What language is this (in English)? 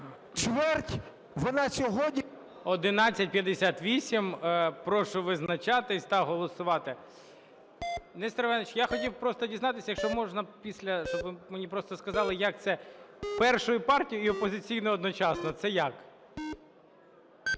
Ukrainian